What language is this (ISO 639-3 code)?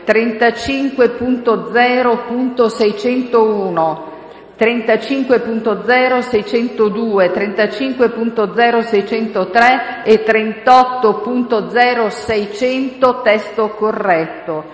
ita